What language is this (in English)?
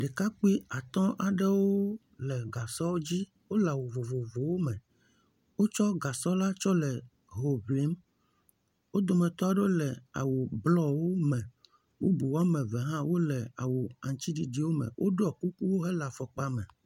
Ewe